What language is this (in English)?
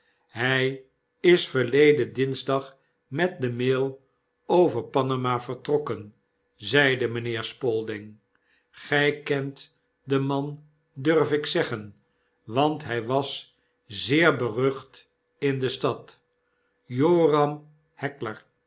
Dutch